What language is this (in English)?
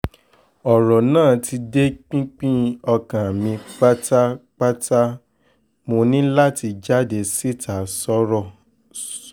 Yoruba